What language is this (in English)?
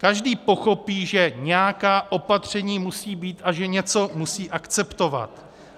Czech